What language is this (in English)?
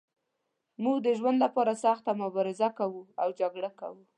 Pashto